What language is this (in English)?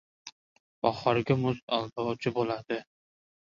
Uzbek